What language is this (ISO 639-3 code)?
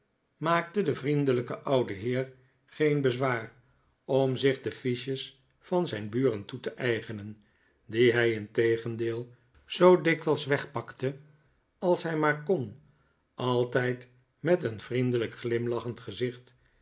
nld